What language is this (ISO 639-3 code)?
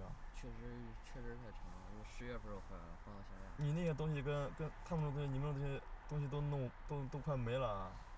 zho